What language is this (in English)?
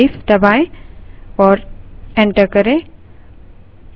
Hindi